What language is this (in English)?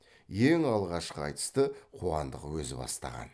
Kazakh